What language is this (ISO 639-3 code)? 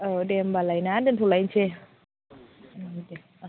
brx